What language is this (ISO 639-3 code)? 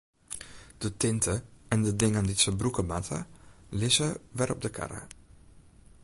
fry